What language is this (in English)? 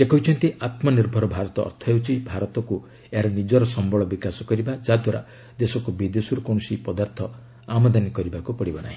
Odia